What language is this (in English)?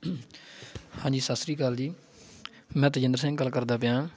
Punjabi